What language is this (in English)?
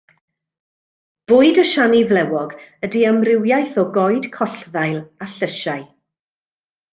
Welsh